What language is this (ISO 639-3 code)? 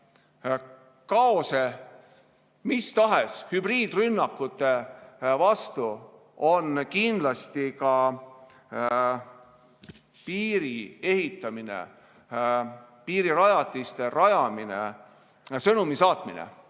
est